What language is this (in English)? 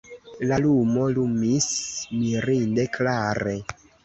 Esperanto